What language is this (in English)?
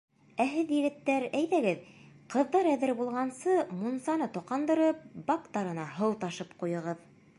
Bashkir